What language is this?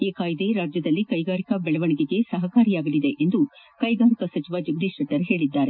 Kannada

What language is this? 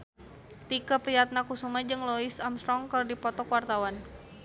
Sundanese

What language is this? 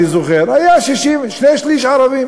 Hebrew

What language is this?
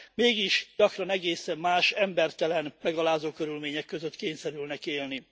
Hungarian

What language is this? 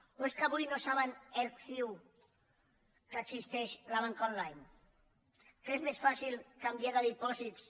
Catalan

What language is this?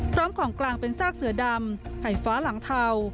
Thai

